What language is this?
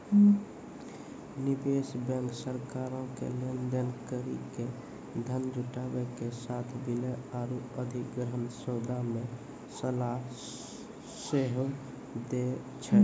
Maithili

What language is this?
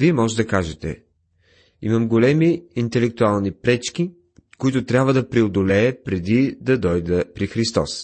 Bulgarian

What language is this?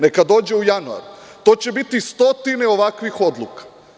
Serbian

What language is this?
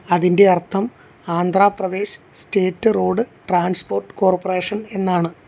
Malayalam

